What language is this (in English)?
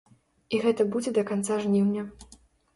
Belarusian